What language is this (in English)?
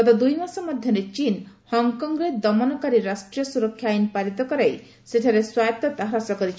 Odia